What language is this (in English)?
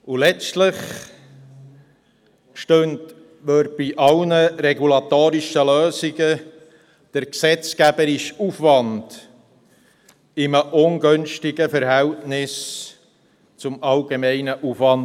Swiss German